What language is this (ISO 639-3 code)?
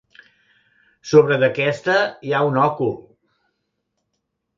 cat